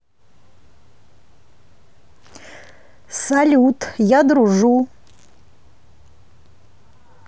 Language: Russian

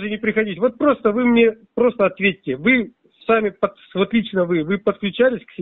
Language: Russian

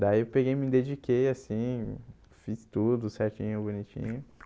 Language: Portuguese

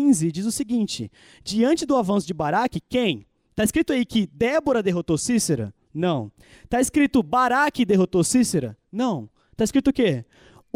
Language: Portuguese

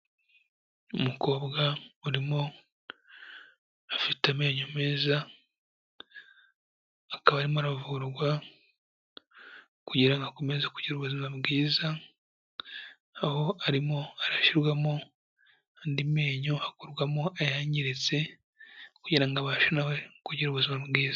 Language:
Kinyarwanda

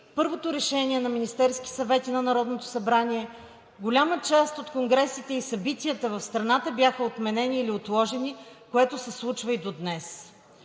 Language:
Bulgarian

